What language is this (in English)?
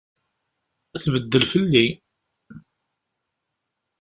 Kabyle